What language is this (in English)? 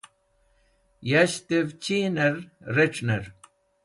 Wakhi